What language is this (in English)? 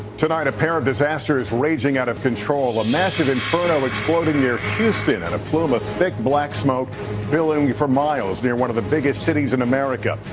English